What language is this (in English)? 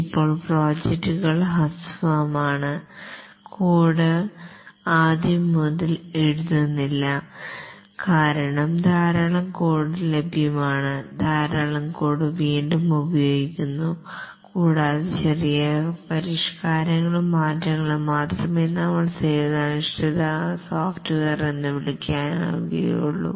Malayalam